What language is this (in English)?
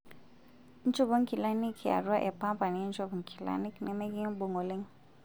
Masai